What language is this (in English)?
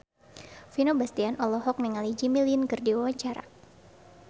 Sundanese